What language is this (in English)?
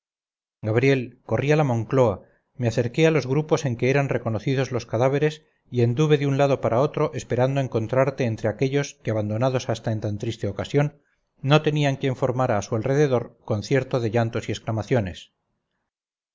Spanish